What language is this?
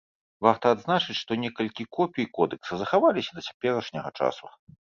Belarusian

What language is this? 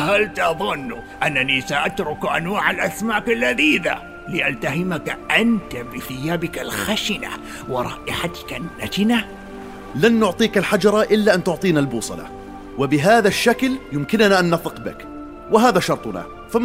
Arabic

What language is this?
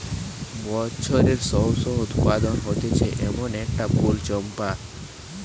Bangla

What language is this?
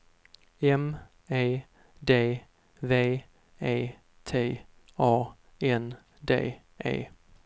Swedish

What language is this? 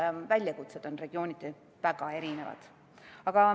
Estonian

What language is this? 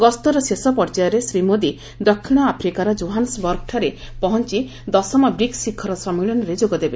Odia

